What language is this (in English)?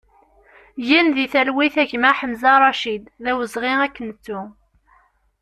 Kabyle